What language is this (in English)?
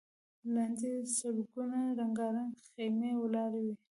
Pashto